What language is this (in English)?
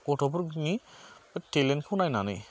Bodo